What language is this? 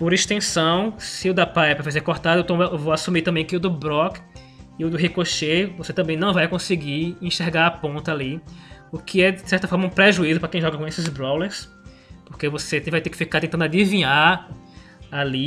Portuguese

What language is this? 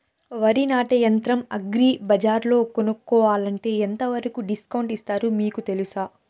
Telugu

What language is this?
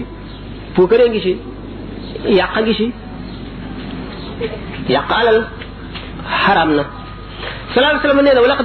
Arabic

